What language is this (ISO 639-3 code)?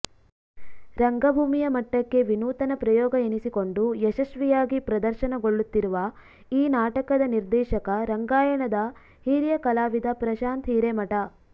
kan